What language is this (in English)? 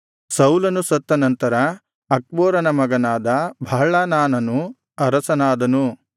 Kannada